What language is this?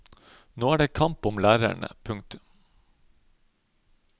Norwegian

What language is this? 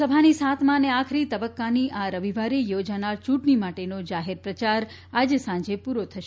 Gujarati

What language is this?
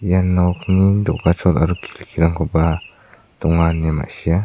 Garo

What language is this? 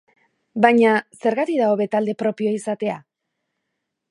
Basque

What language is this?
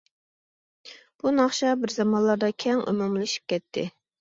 Uyghur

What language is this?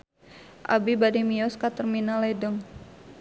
Sundanese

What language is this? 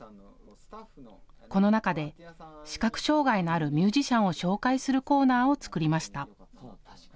Japanese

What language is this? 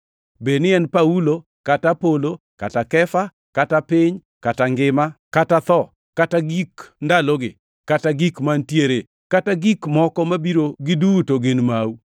Luo (Kenya and Tanzania)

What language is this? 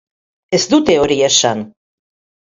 Basque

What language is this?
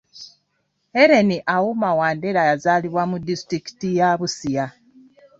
Ganda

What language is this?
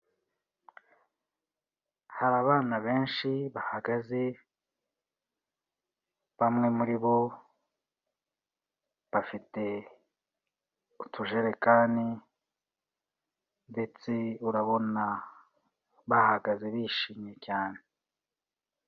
Kinyarwanda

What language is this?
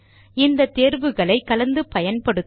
Tamil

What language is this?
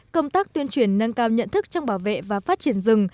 Vietnamese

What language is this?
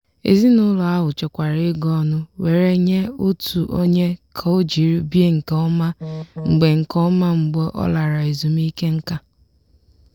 Igbo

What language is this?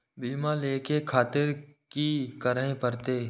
Maithili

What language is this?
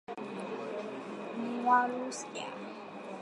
Swahili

